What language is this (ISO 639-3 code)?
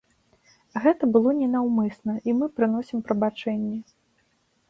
bel